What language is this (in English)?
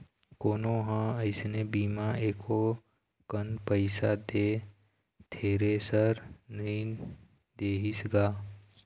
Chhattisgarhi